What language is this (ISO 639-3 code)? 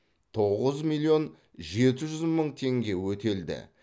kaz